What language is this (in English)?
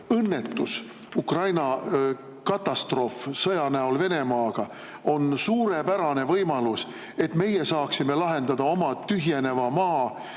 Estonian